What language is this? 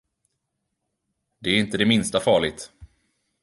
Swedish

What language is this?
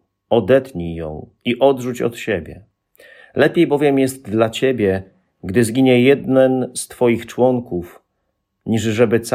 Polish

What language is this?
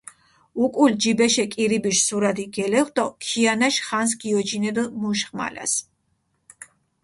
Mingrelian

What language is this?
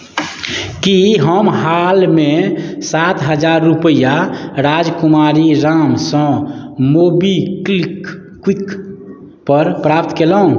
Maithili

